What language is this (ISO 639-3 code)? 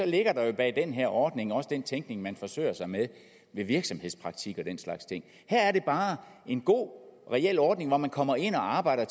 dan